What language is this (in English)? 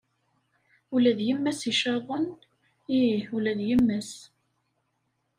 Kabyle